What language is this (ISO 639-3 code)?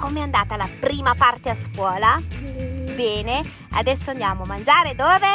ita